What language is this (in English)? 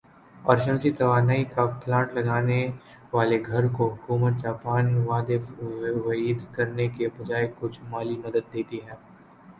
Urdu